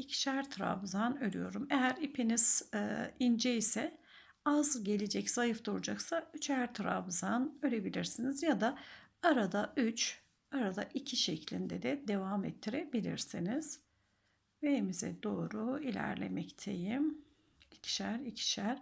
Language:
Turkish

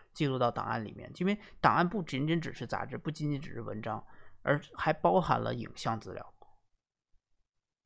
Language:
Chinese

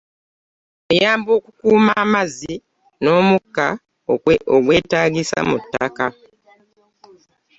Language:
Ganda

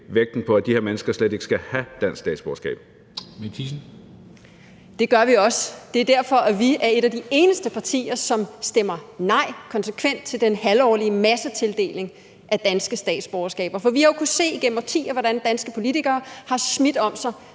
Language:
Danish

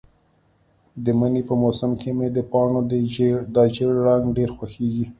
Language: Pashto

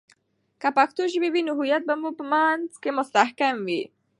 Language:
Pashto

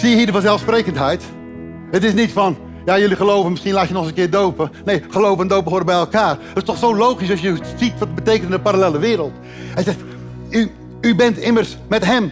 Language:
Dutch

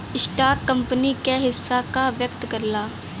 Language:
Bhojpuri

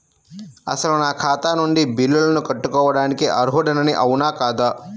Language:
Telugu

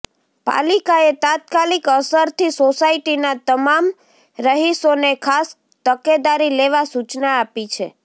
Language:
Gujarati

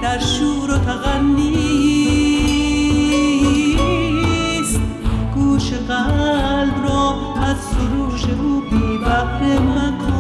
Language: Persian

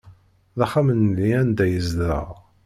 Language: Kabyle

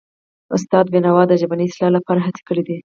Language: Pashto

